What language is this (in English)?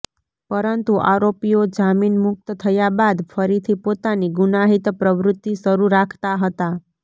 Gujarati